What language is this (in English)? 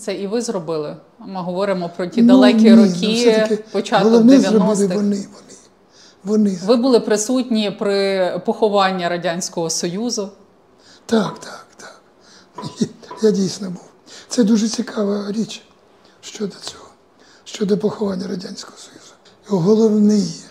Ukrainian